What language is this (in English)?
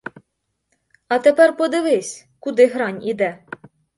Ukrainian